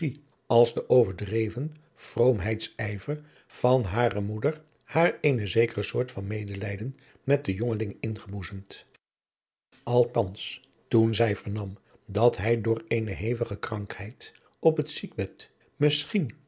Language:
Dutch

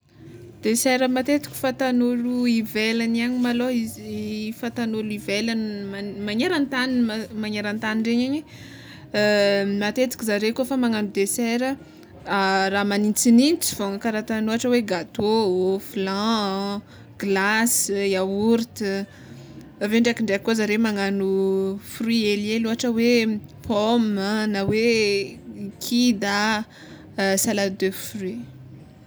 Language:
Tsimihety Malagasy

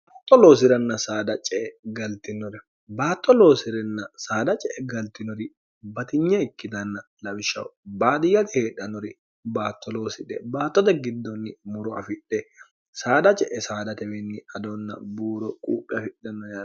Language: Sidamo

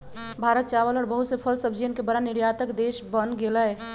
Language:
Magahi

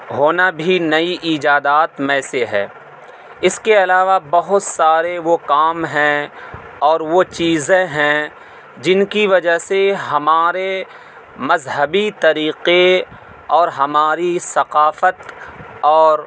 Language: Urdu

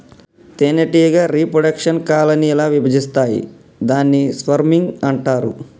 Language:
Telugu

